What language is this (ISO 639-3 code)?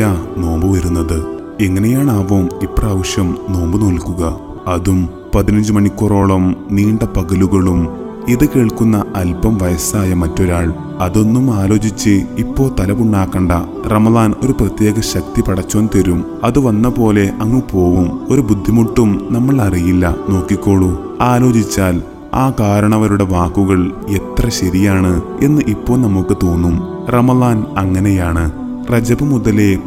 mal